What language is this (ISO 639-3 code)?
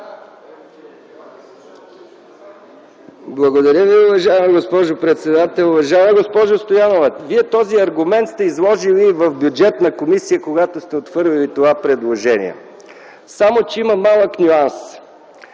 bul